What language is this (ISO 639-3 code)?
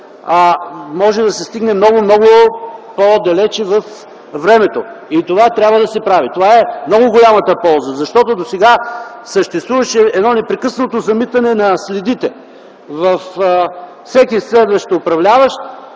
bul